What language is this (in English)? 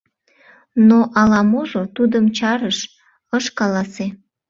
Mari